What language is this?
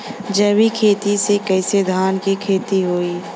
Bhojpuri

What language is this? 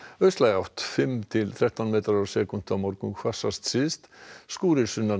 Icelandic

